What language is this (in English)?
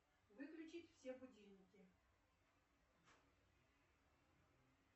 Russian